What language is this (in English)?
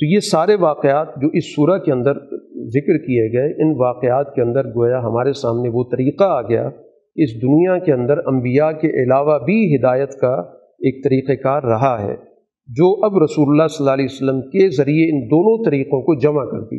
Urdu